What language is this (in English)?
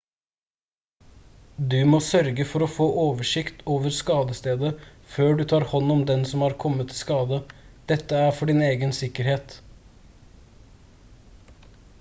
Norwegian Bokmål